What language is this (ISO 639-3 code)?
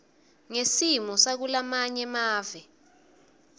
ssw